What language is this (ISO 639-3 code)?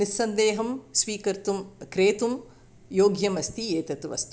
san